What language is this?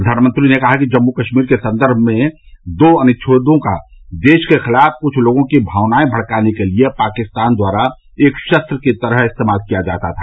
Hindi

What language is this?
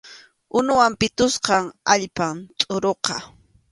Arequipa-La Unión Quechua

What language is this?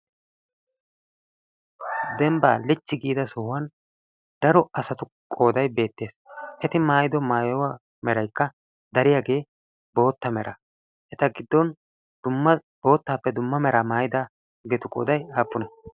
Wolaytta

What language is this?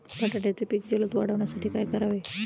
Marathi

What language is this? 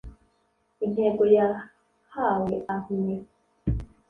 Kinyarwanda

